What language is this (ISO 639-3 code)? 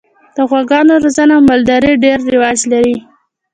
pus